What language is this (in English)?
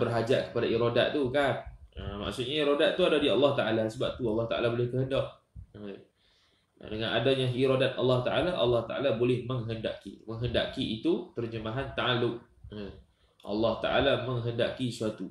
Malay